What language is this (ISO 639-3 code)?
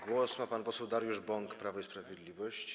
pol